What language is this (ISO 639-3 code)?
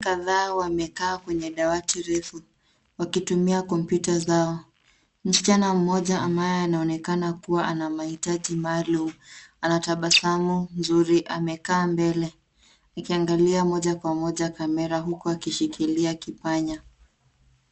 swa